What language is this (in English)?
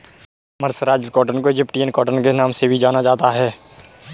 Hindi